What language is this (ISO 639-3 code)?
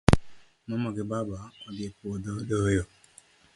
luo